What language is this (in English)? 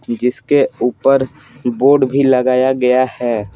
Hindi